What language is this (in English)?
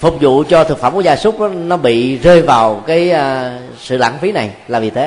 Vietnamese